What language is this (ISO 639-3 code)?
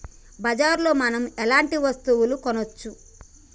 tel